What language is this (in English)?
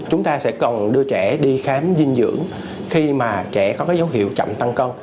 Vietnamese